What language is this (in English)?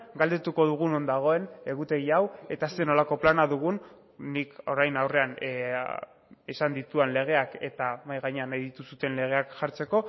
Basque